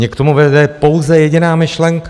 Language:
Czech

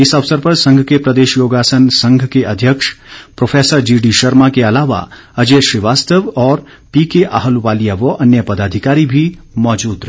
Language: Hindi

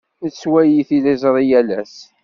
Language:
Kabyle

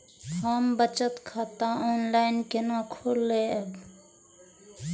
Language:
Maithili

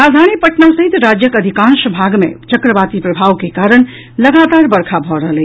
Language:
Maithili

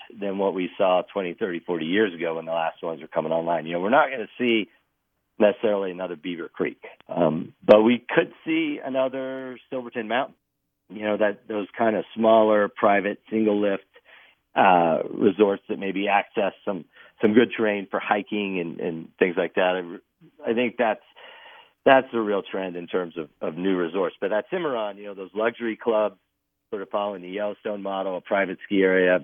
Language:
English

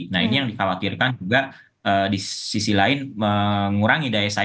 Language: Indonesian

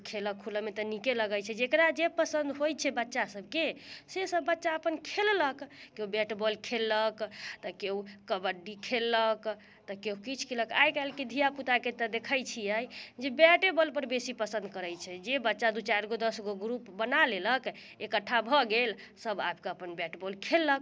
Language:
Maithili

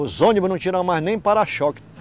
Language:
Portuguese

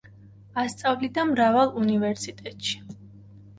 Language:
Georgian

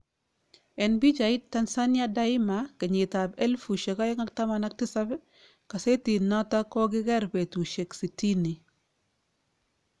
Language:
Kalenjin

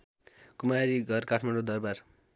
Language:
Nepali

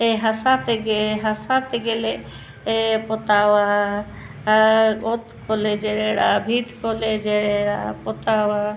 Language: Santali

